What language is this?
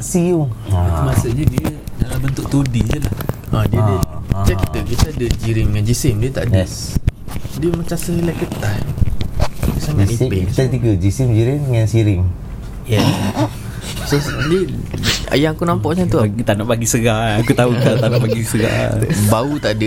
Malay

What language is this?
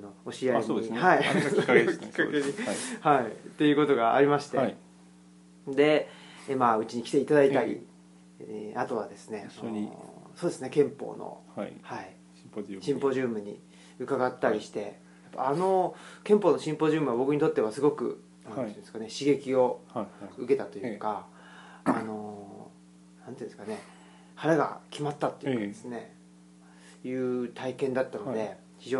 Japanese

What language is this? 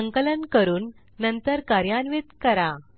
Marathi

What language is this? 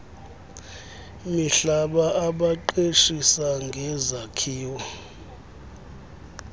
Xhosa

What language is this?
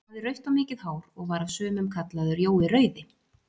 Icelandic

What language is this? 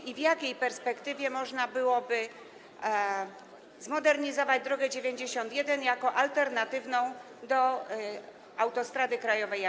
Polish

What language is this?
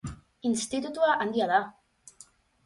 Basque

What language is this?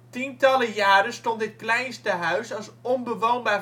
Dutch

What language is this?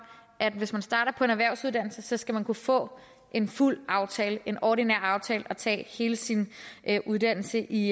Danish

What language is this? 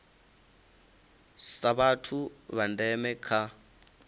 Venda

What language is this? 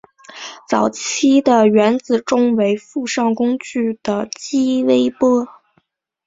Chinese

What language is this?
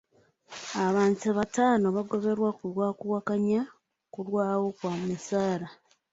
Ganda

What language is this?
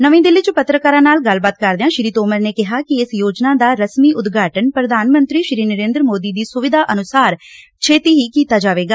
Punjabi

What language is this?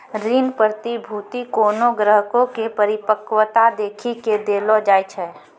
Maithili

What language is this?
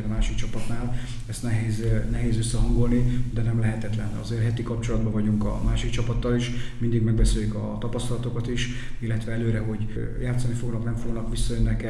Hungarian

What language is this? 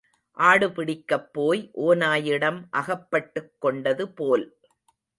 Tamil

